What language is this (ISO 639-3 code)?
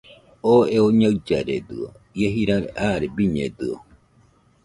hux